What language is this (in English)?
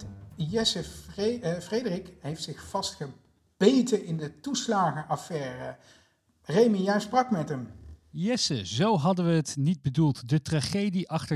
Dutch